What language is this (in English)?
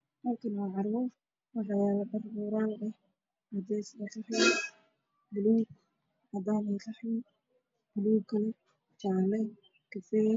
Somali